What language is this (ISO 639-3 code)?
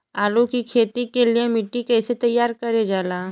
bho